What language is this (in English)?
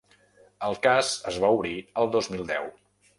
Catalan